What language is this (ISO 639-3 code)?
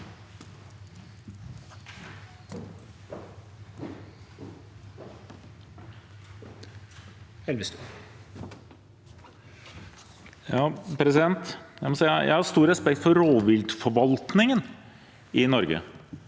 nor